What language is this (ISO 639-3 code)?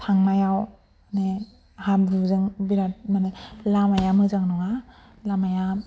brx